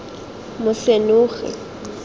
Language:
Tswana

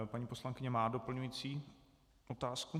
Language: Czech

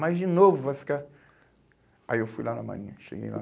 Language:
Portuguese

